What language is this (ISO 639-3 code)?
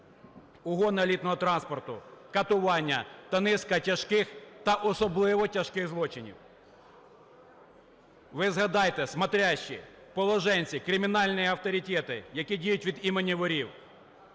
ukr